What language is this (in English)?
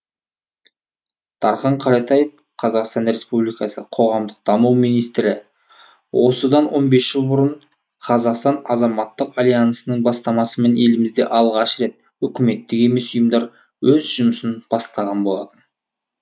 Kazakh